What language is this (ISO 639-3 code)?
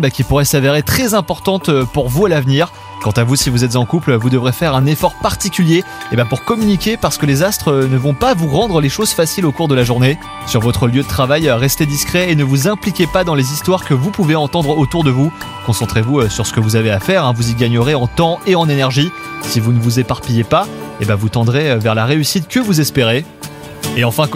fra